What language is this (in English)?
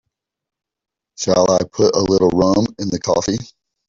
English